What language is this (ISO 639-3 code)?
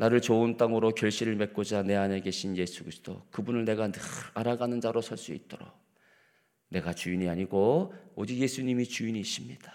kor